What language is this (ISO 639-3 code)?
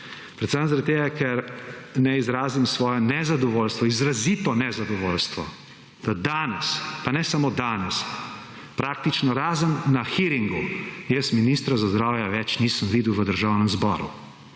slv